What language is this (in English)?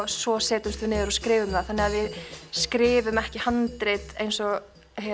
Icelandic